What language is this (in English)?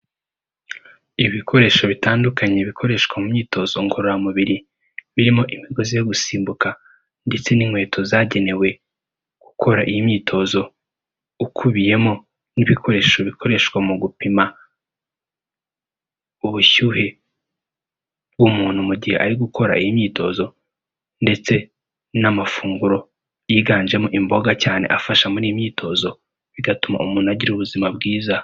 Kinyarwanda